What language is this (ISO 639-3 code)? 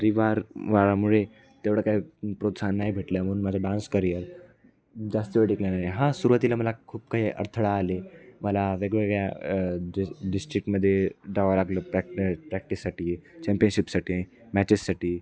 mar